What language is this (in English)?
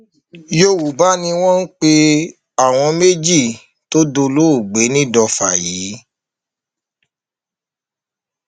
Yoruba